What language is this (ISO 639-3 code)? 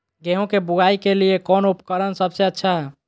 mag